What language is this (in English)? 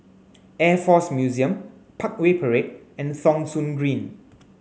English